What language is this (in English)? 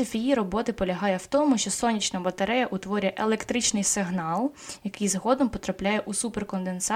Ukrainian